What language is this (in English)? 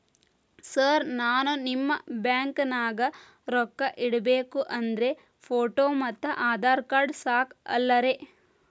Kannada